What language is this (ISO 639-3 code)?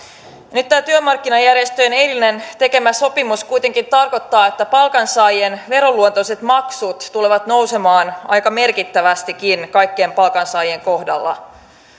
fin